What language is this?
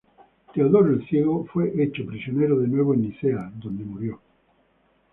Spanish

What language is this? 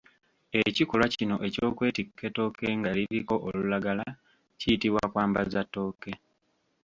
Ganda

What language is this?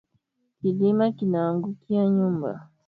Swahili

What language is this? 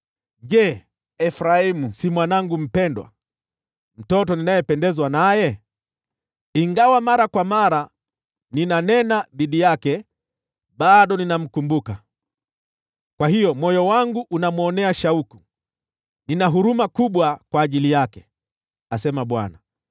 Swahili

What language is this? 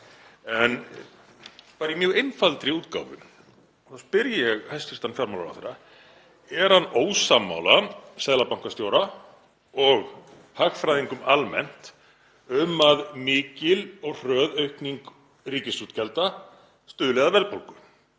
Icelandic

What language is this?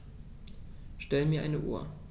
German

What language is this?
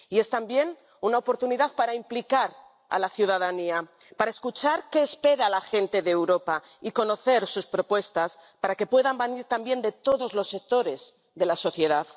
Spanish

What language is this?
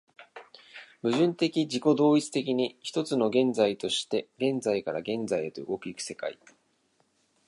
Japanese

